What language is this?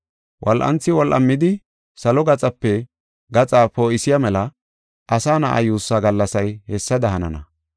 Gofa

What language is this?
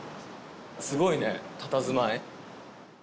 Japanese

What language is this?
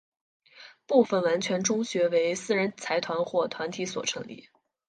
Chinese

